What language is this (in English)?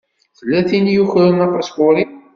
Kabyle